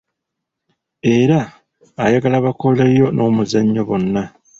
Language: Ganda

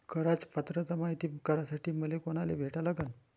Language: Marathi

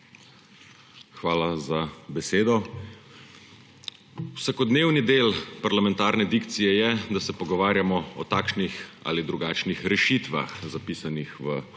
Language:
Slovenian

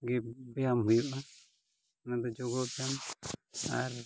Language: Santali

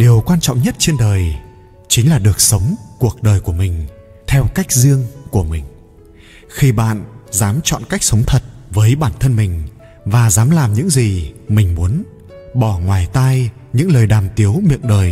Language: Vietnamese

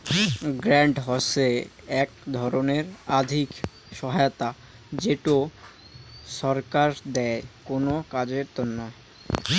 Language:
Bangla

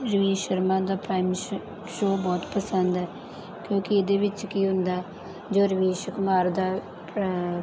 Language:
Punjabi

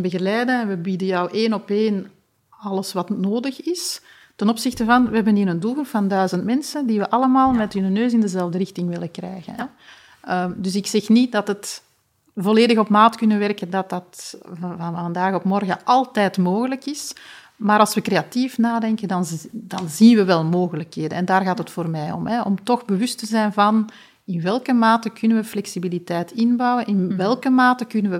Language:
Dutch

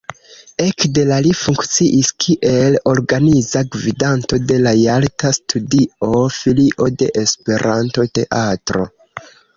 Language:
Esperanto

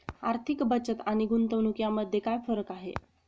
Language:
Marathi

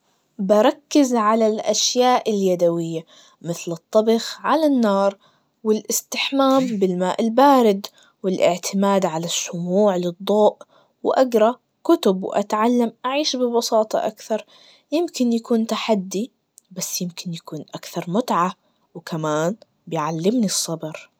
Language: Najdi Arabic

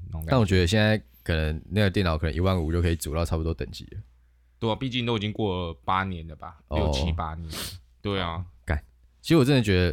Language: Chinese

